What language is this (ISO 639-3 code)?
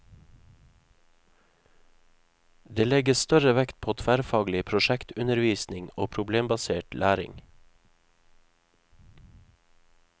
nor